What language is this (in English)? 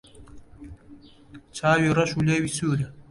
Central Kurdish